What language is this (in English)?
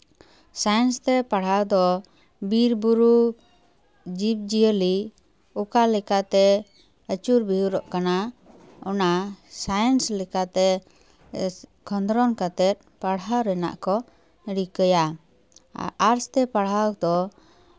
Santali